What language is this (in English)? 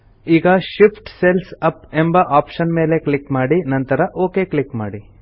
Kannada